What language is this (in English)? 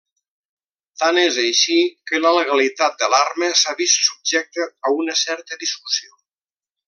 Catalan